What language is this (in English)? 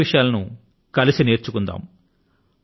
Telugu